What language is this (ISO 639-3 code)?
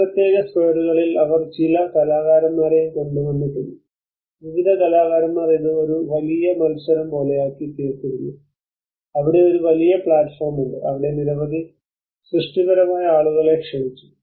mal